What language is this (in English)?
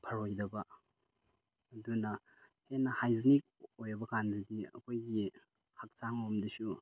Manipuri